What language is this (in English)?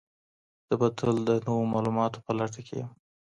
Pashto